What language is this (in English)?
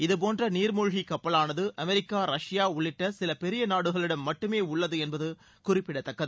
Tamil